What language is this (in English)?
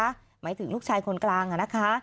Thai